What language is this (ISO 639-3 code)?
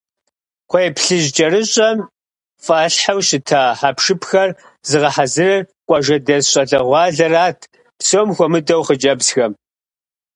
kbd